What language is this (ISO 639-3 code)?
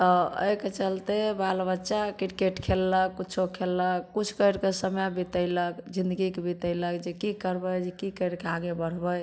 mai